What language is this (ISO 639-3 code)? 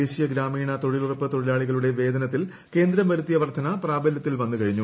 mal